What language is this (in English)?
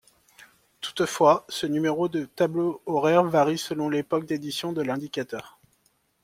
French